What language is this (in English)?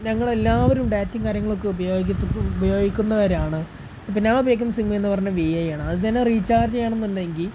Malayalam